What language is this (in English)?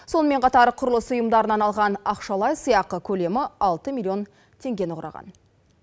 Kazakh